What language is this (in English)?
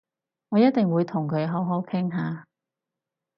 Cantonese